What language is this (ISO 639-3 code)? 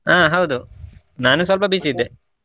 kan